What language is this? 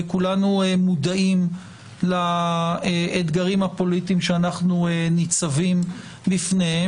Hebrew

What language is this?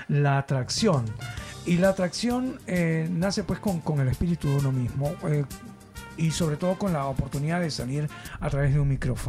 Spanish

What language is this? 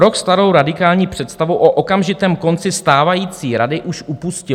Czech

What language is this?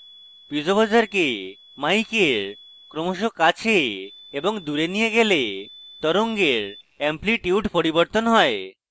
Bangla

